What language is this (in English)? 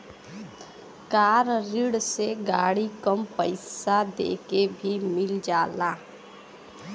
Bhojpuri